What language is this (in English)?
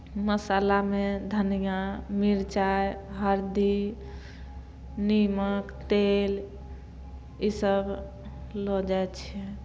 Maithili